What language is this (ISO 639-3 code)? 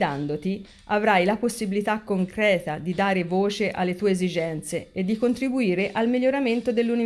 ita